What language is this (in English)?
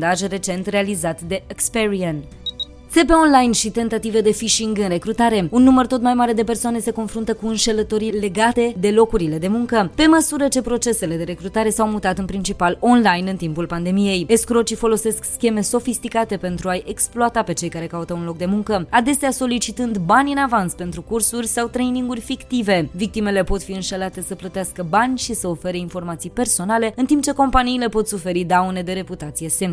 Romanian